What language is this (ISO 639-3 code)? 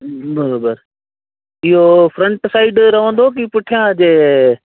snd